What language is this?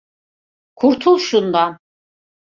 Turkish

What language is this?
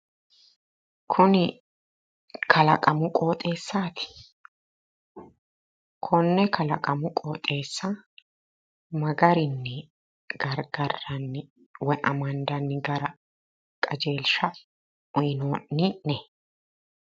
Sidamo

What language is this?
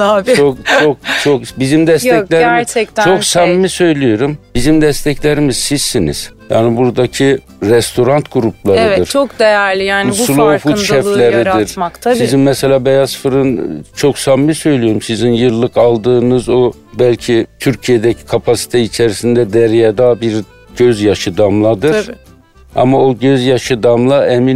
Turkish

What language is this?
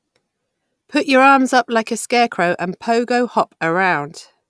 English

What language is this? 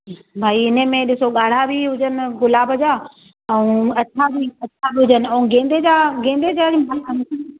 Sindhi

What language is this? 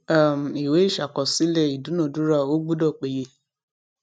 Yoruba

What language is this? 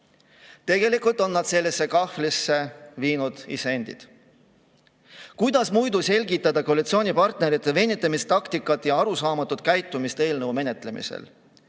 Estonian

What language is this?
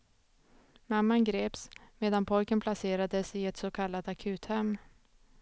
Swedish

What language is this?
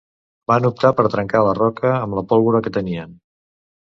Catalan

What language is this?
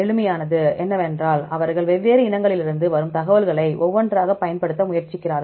Tamil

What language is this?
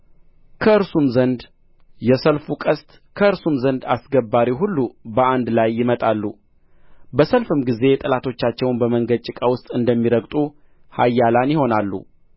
Amharic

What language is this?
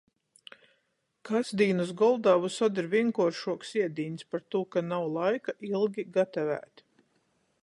Latgalian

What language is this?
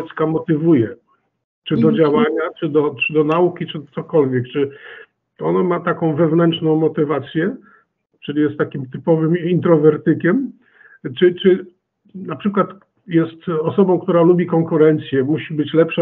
Polish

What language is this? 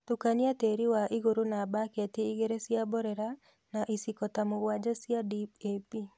Kikuyu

